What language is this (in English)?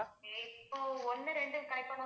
Tamil